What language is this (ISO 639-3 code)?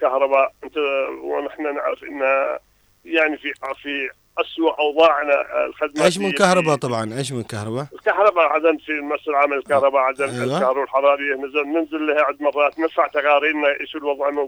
ara